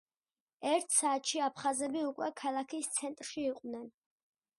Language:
Georgian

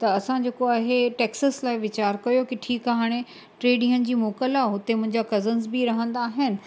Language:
Sindhi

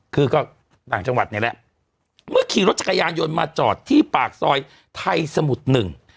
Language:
Thai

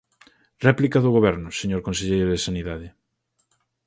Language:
Galician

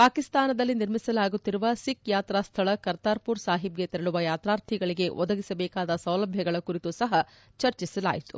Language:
Kannada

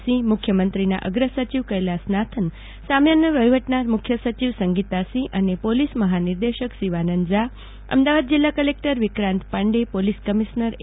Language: Gujarati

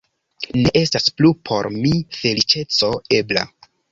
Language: Esperanto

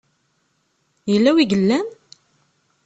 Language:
Kabyle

